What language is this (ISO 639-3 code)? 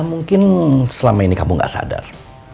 ind